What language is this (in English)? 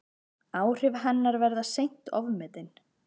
Icelandic